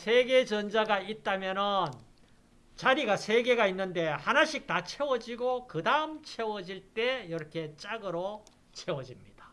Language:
Korean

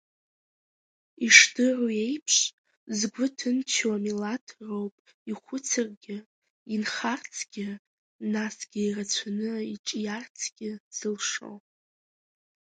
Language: Abkhazian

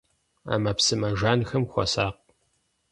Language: Kabardian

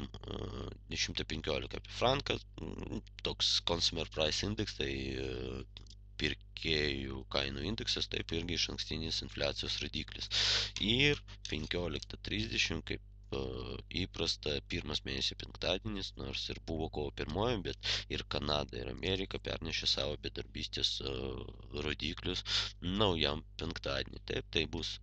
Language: Lithuanian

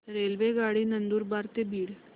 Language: Marathi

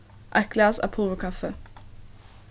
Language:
Faroese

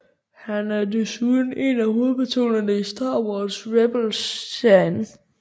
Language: Danish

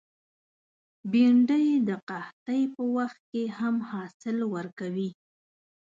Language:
Pashto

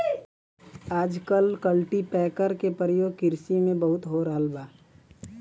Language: Bhojpuri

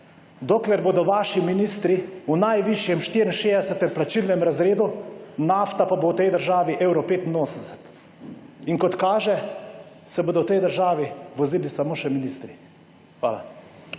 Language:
Slovenian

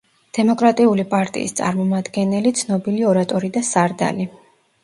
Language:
Georgian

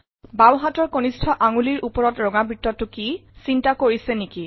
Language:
Assamese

